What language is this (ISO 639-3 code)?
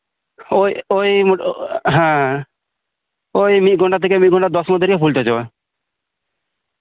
sat